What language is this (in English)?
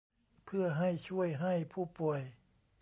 Thai